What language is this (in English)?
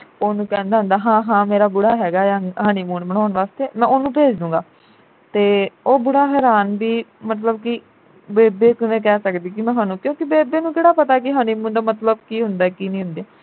Punjabi